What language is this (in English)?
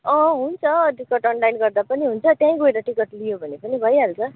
Nepali